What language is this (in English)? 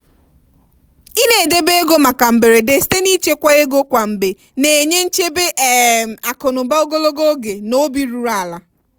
Igbo